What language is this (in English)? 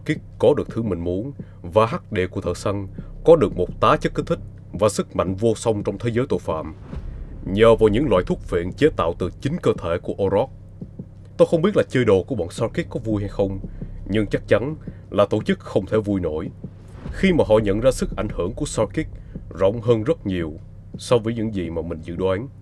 Vietnamese